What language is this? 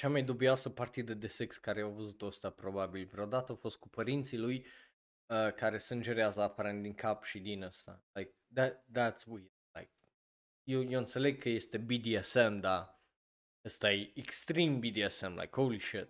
Romanian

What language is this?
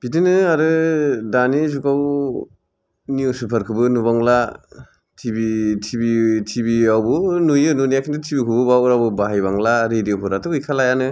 Bodo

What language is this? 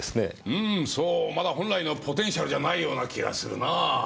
Japanese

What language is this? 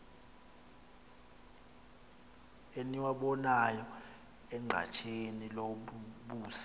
Xhosa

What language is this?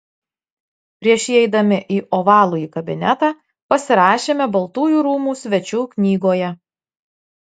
Lithuanian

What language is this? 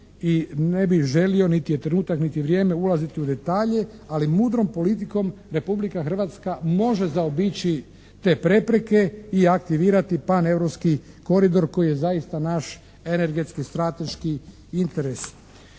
Croatian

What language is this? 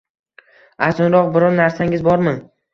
Uzbek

